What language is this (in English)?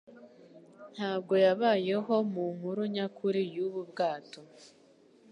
Kinyarwanda